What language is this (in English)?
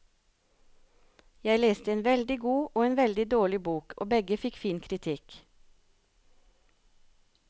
Norwegian